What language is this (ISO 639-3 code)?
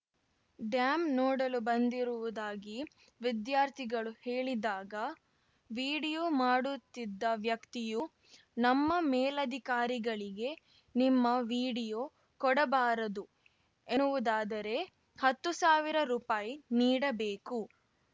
kan